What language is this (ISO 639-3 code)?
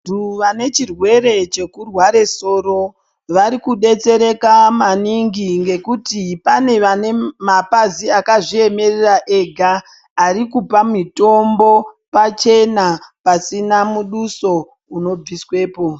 ndc